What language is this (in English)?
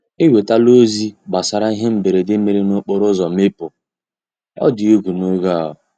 Igbo